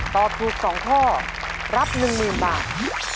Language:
Thai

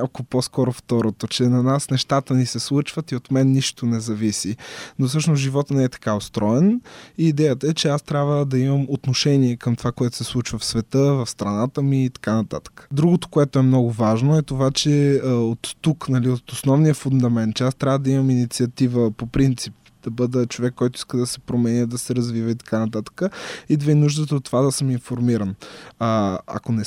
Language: Bulgarian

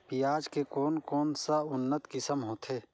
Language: Chhattisgarhi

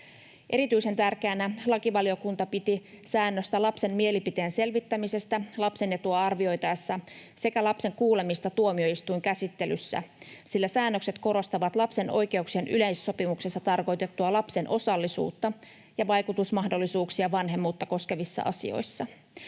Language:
Finnish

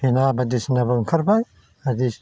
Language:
Bodo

